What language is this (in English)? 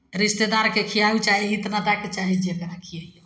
Maithili